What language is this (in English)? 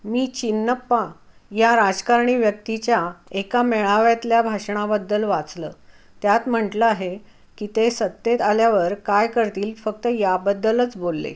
Marathi